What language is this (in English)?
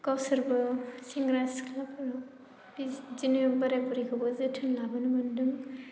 Bodo